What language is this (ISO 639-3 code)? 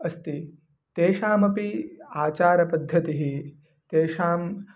san